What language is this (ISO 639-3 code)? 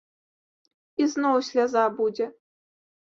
bel